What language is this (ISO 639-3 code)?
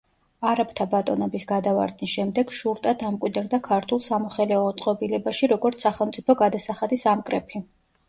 kat